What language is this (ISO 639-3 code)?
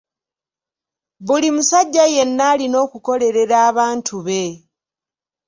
lug